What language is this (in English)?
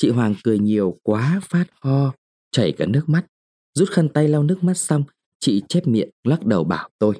Vietnamese